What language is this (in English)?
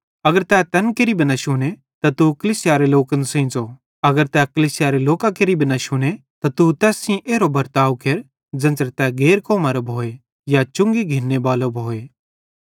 Bhadrawahi